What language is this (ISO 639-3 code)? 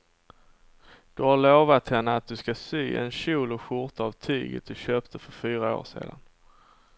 swe